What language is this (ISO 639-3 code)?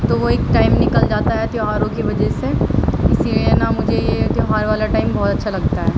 urd